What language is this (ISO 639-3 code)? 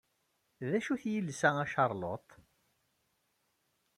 kab